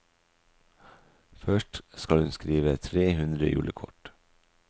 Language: Norwegian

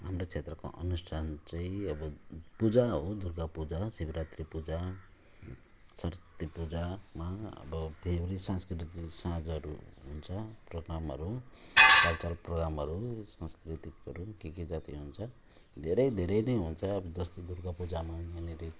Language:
Nepali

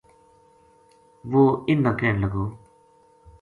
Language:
Gujari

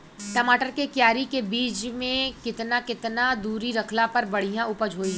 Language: Bhojpuri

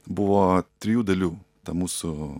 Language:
Lithuanian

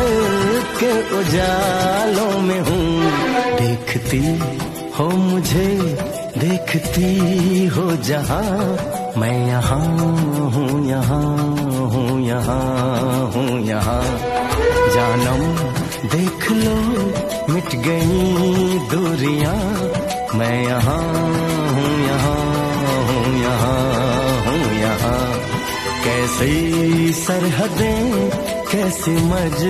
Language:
Hindi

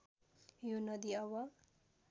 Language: Nepali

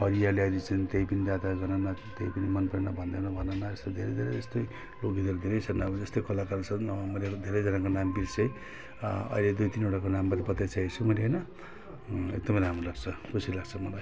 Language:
Nepali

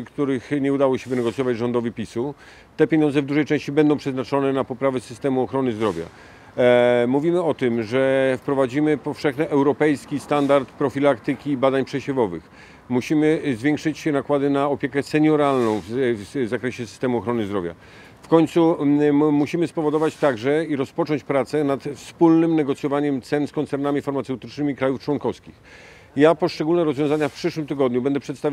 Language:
Polish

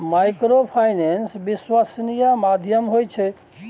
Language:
Maithili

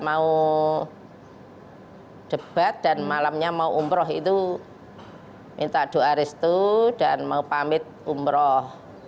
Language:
Indonesian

